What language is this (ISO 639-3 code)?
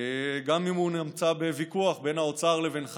heb